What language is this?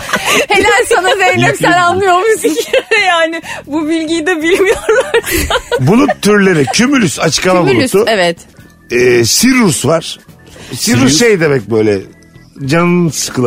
Turkish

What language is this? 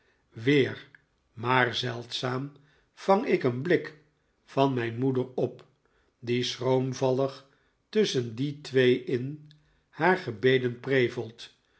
Dutch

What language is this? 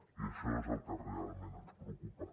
Catalan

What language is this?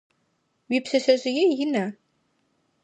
Adyghe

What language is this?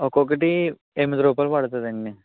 Telugu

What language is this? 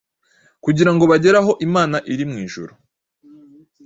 Kinyarwanda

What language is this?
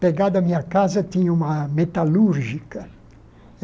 Portuguese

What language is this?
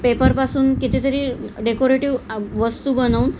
Marathi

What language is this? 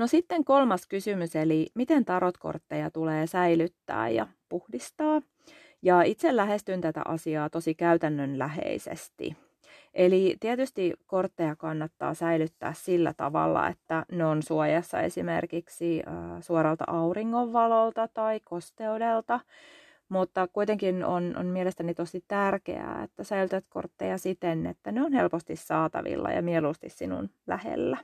Finnish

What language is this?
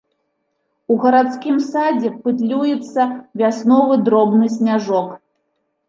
Belarusian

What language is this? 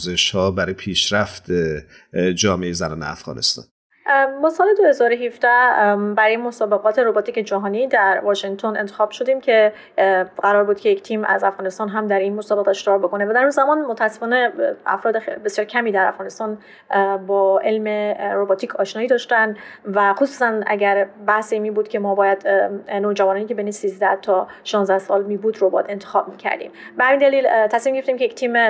Persian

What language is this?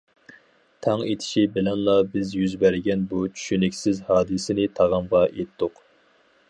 Uyghur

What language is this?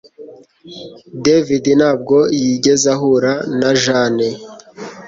Kinyarwanda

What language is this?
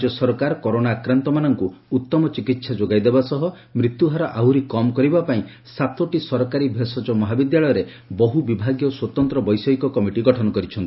Odia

